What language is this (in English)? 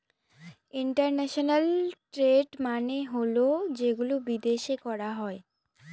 Bangla